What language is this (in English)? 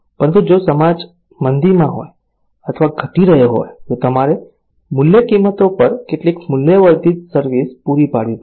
Gujarati